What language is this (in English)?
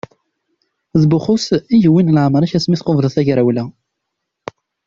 Kabyle